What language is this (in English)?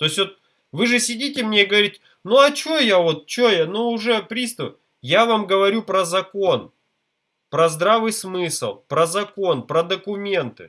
Russian